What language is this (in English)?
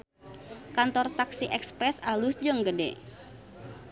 Sundanese